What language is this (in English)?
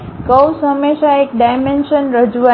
Gujarati